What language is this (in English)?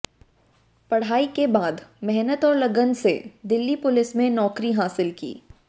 Hindi